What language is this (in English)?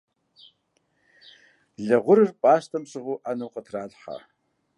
Kabardian